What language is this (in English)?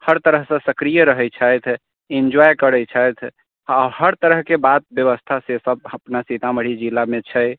Maithili